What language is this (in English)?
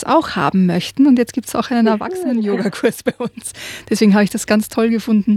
German